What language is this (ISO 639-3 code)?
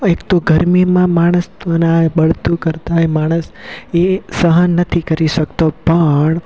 guj